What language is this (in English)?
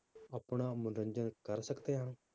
Punjabi